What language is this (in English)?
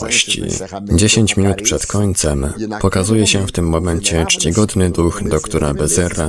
Polish